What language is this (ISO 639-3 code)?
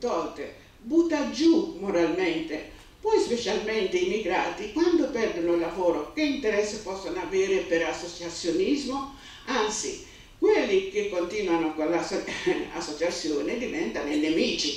ita